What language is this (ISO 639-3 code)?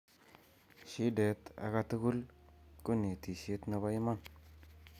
kln